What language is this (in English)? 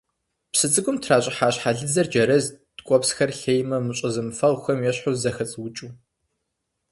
Kabardian